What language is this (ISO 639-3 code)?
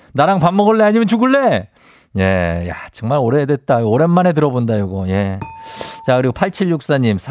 kor